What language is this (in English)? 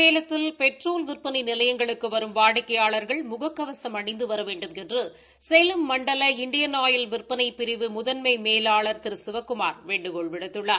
Tamil